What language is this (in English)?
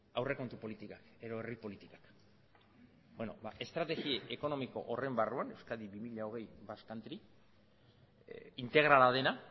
Basque